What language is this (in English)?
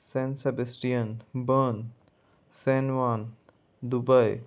Konkani